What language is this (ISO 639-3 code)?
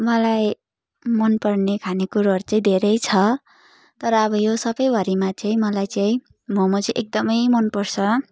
nep